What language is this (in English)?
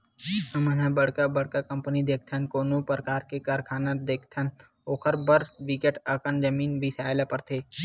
Chhattisgarhi